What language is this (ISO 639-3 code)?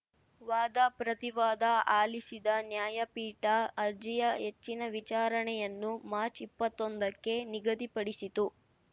kan